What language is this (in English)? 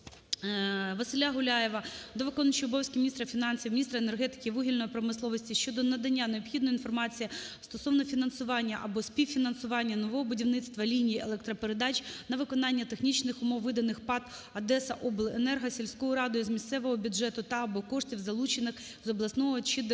Ukrainian